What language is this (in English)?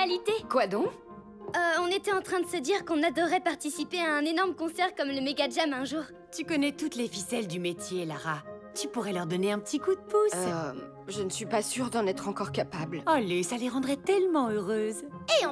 French